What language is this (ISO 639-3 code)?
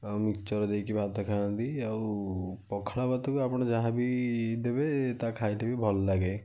ori